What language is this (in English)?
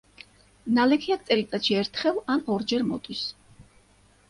Georgian